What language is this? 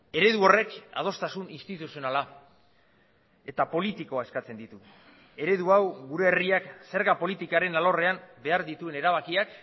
Basque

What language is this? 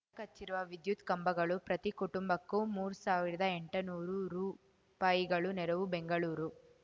Kannada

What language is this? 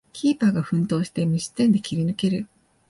Japanese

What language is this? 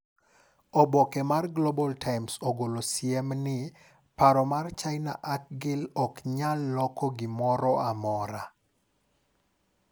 Luo (Kenya and Tanzania)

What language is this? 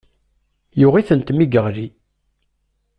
Kabyle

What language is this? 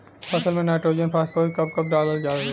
Bhojpuri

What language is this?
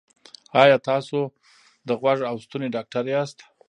Pashto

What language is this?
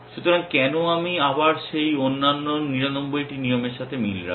Bangla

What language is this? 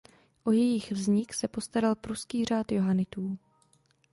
Czech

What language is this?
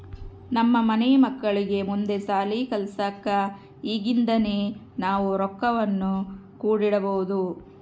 Kannada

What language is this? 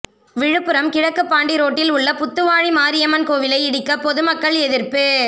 Tamil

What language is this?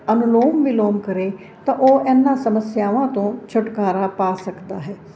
Punjabi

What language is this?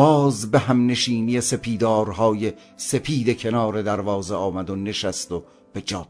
Persian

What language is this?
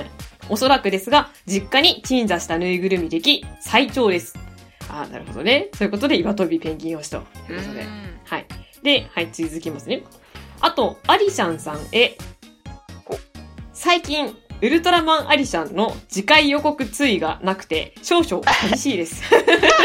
Japanese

